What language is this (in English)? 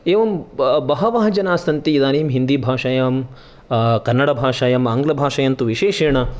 Sanskrit